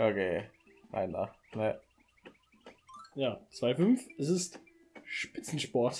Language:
German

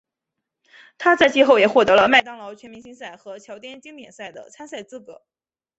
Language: Chinese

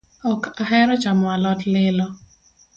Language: Luo (Kenya and Tanzania)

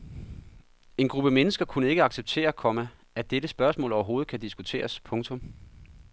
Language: Danish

